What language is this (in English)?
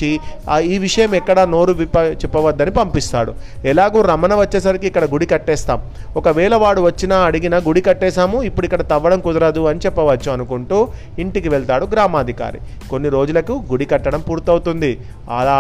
Telugu